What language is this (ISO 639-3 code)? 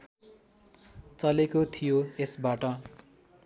nep